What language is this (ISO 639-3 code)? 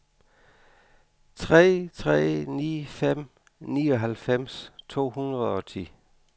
dan